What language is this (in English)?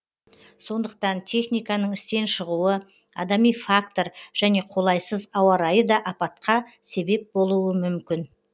Kazakh